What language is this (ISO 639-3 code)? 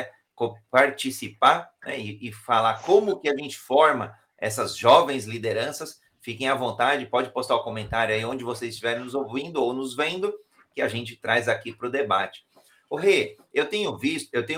por